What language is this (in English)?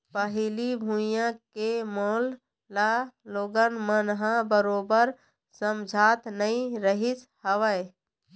Chhattisgarhi